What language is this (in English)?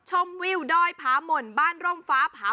Thai